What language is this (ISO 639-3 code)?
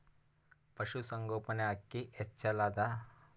kan